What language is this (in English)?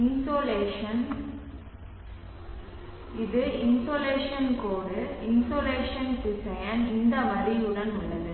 Tamil